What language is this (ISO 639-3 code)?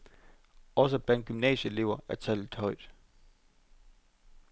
dan